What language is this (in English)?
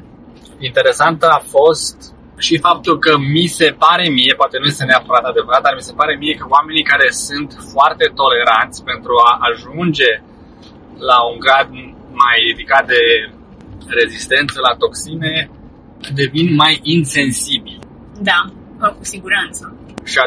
Romanian